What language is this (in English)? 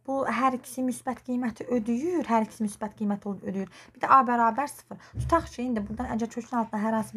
Turkish